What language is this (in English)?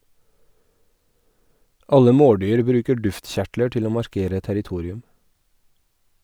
Norwegian